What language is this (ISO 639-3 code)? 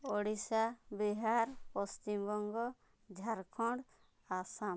ori